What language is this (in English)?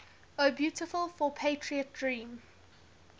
English